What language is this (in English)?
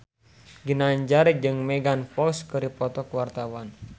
Sundanese